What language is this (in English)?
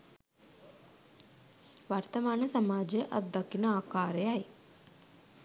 Sinhala